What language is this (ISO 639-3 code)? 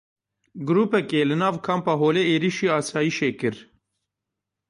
kur